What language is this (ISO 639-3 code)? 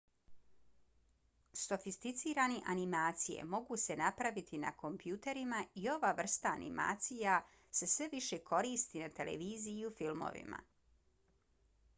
bos